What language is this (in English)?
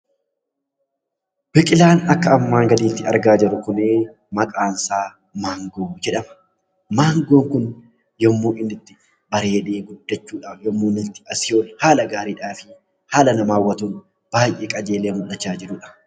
Oromo